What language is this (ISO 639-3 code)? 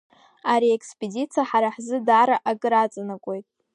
abk